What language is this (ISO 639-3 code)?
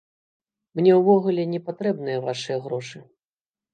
bel